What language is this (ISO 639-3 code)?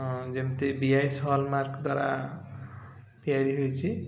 ori